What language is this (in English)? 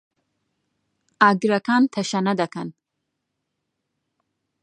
Central Kurdish